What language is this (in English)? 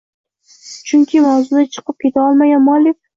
Uzbek